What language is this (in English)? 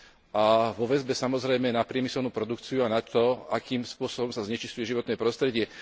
Slovak